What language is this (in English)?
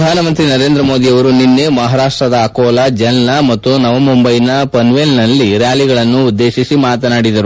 Kannada